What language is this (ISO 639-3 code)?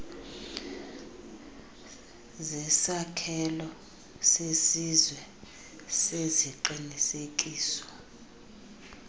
xho